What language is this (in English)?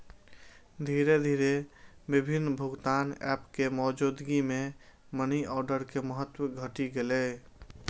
Maithili